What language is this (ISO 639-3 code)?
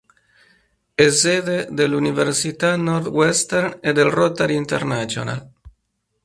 ita